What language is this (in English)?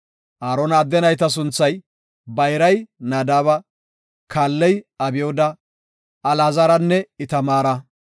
Gofa